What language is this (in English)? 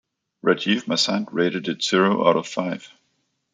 English